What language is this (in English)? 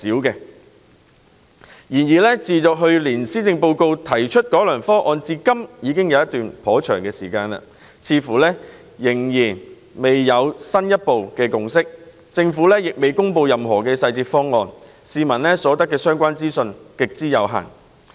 Cantonese